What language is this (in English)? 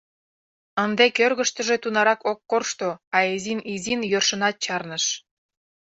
Mari